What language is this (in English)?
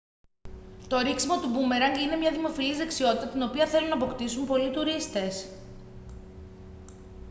Greek